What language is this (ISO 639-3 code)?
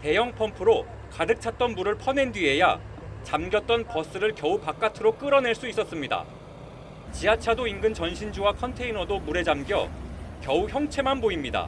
kor